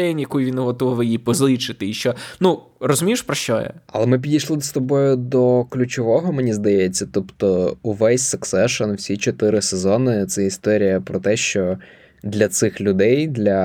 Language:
Ukrainian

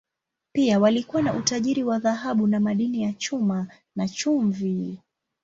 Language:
Swahili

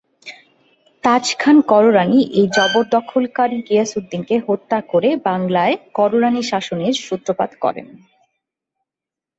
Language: Bangla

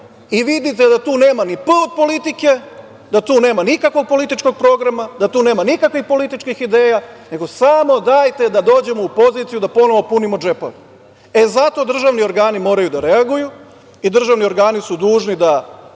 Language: Serbian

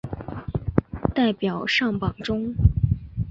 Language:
Chinese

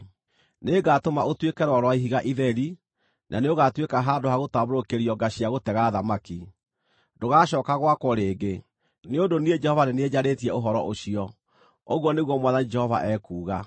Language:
Kikuyu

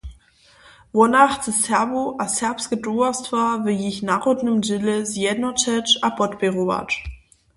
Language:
Upper Sorbian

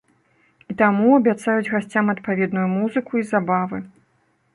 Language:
Belarusian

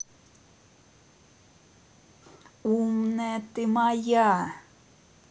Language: Russian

